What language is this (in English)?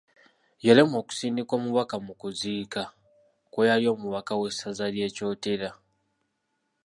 Ganda